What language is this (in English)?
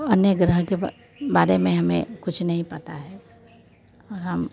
Hindi